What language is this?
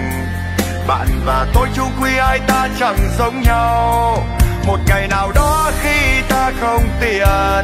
Vietnamese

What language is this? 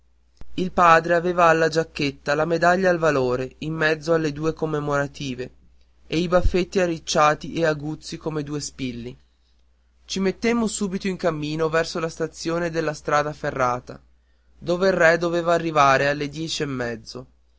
Italian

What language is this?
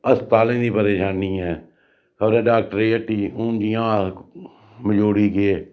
Dogri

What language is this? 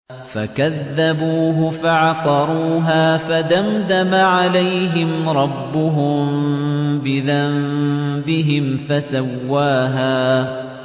Arabic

